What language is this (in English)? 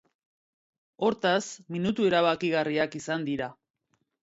Basque